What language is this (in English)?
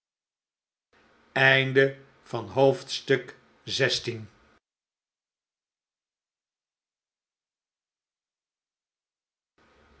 Dutch